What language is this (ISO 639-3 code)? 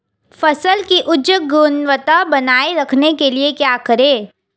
hin